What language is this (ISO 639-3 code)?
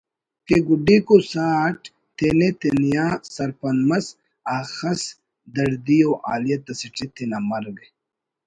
brh